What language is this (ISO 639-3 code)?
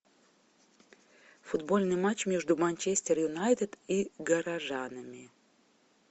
rus